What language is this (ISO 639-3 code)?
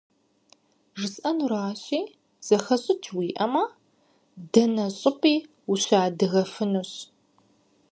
kbd